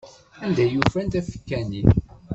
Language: Kabyle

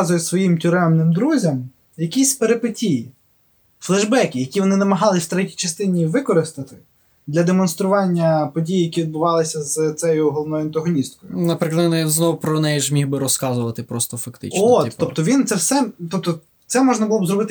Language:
Ukrainian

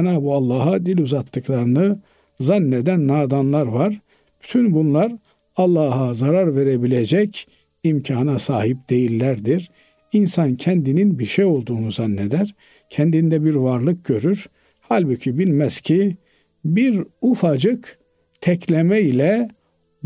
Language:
Turkish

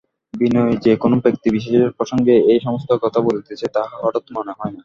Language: Bangla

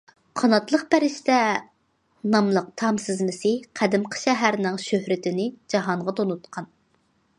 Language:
Uyghur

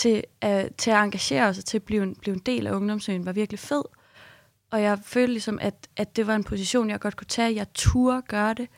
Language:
Danish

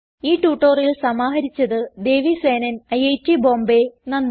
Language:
Malayalam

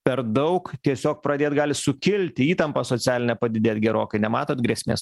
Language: Lithuanian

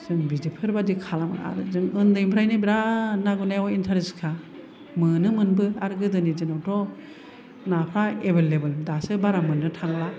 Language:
Bodo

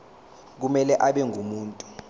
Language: Zulu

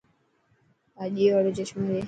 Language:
Dhatki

